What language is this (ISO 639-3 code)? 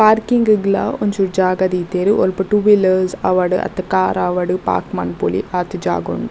tcy